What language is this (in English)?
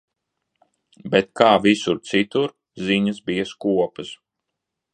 Latvian